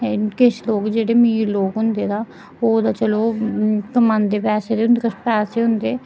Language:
Dogri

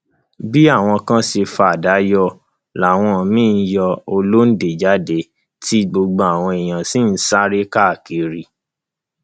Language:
Yoruba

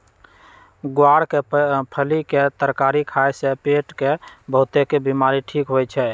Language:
Magahi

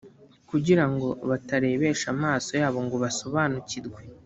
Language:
Kinyarwanda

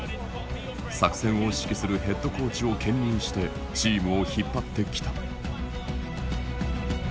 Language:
Japanese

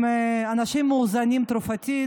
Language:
Hebrew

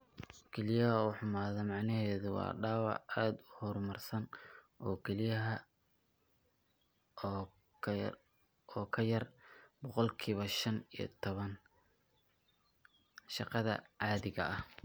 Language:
Somali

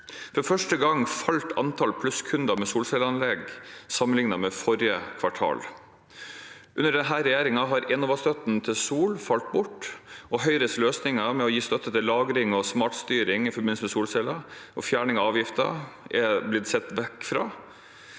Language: Norwegian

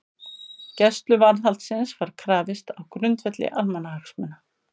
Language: Icelandic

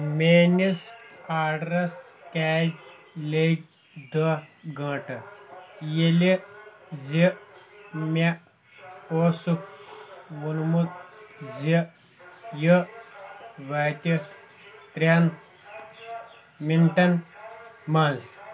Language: Kashmiri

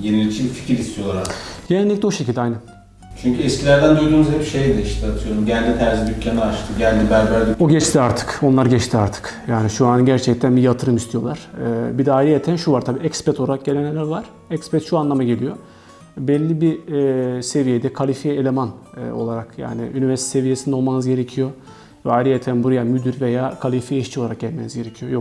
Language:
Turkish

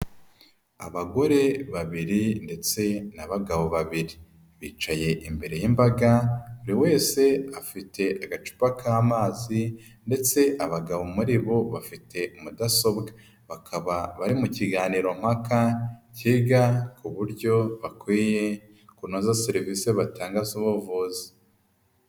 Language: Kinyarwanda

